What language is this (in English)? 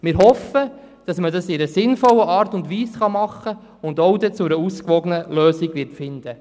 Swiss German